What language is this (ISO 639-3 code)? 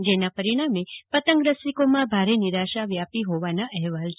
guj